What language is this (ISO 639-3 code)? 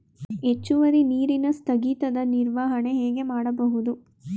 kan